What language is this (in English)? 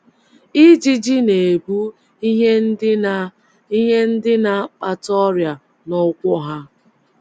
Igbo